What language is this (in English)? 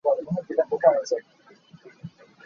Hakha Chin